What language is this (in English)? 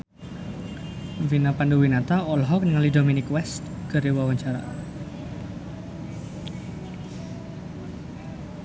Sundanese